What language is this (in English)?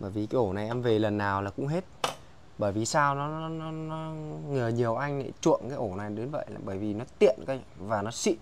Vietnamese